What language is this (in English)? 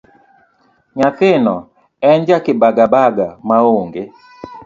Luo (Kenya and Tanzania)